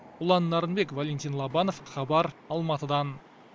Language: Kazakh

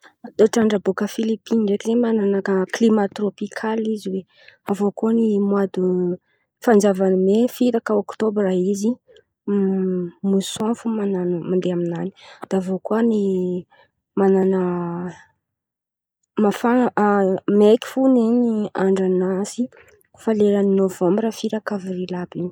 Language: Antankarana Malagasy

